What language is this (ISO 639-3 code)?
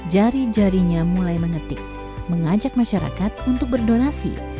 ind